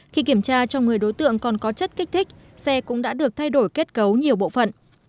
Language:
Vietnamese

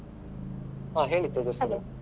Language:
Kannada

